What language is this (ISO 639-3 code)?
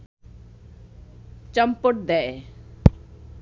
ben